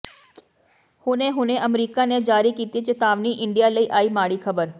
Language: Punjabi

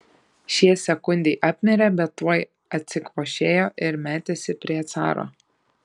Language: Lithuanian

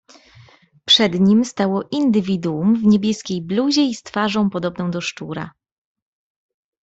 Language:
Polish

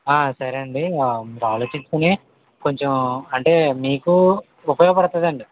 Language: Telugu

